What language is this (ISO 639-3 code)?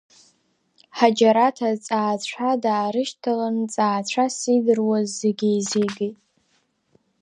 abk